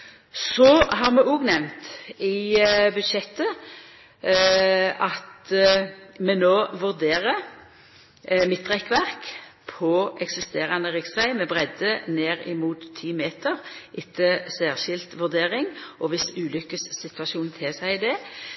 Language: Norwegian Nynorsk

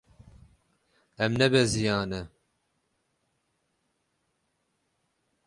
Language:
Kurdish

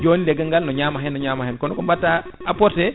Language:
Fula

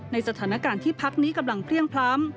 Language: Thai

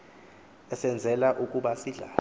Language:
Xhosa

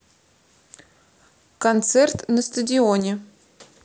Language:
Russian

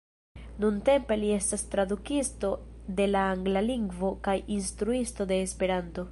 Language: Esperanto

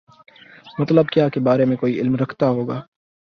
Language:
Urdu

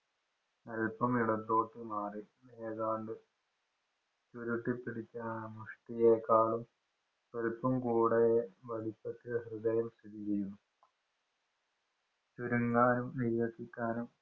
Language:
Malayalam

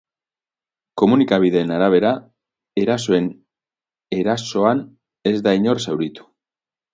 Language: Basque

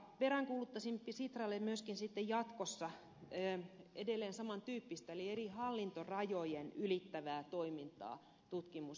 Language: Finnish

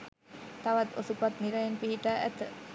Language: Sinhala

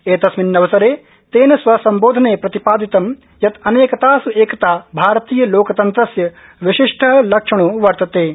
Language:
Sanskrit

